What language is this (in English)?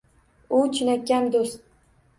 Uzbek